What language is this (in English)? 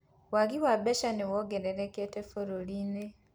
Kikuyu